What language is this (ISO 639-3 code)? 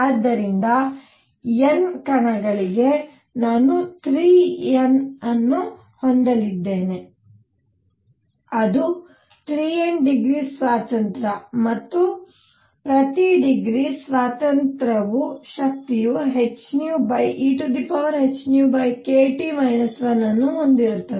kan